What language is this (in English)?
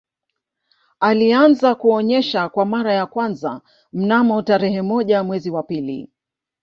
Swahili